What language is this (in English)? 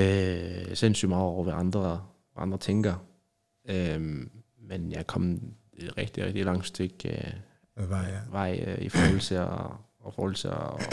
Danish